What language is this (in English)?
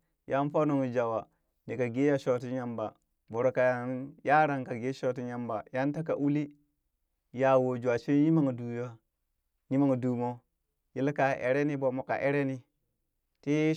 Burak